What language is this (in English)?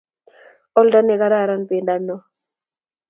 Kalenjin